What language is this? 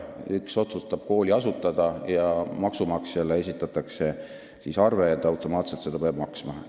Estonian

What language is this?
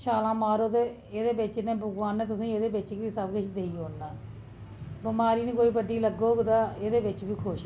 Dogri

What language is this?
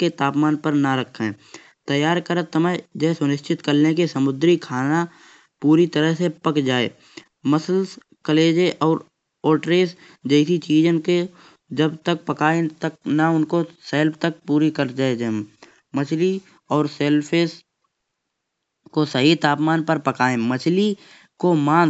Kanauji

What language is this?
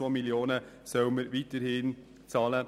Swiss German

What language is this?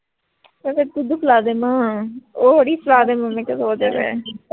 Punjabi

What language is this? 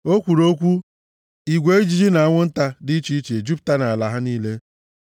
Igbo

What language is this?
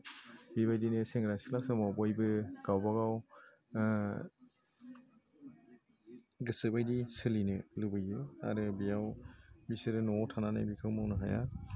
Bodo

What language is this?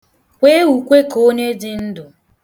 Igbo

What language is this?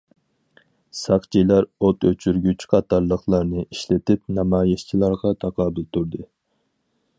Uyghur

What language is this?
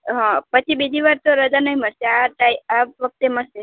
Gujarati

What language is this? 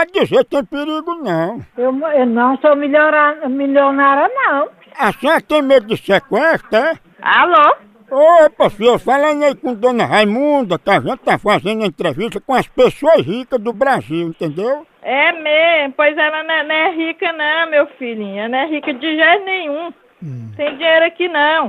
Portuguese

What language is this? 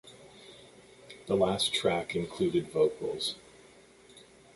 English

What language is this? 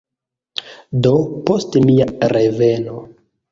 Esperanto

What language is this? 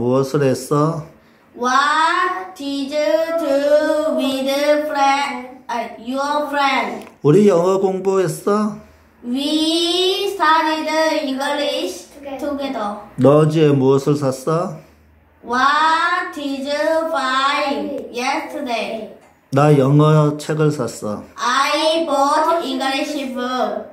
Korean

